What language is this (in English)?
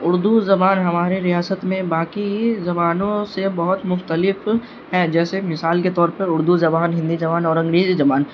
Urdu